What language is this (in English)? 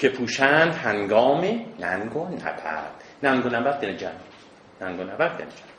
Persian